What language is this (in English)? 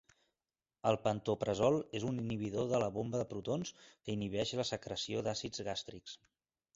Catalan